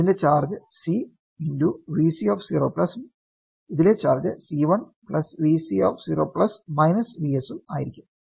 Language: Malayalam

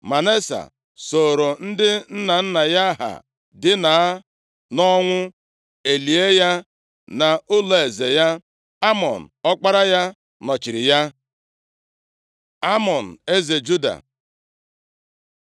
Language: Igbo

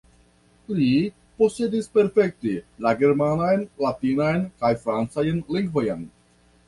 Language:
Esperanto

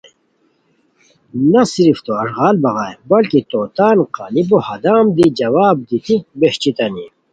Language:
Khowar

